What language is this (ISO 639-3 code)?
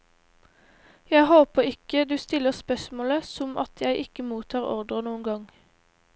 nor